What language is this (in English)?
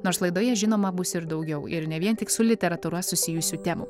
Lithuanian